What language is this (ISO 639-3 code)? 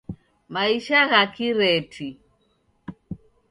dav